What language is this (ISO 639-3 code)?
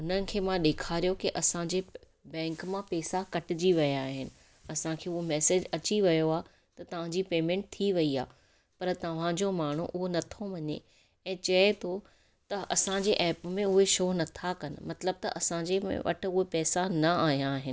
snd